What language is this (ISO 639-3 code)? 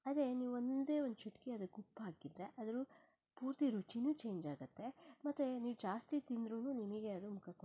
kan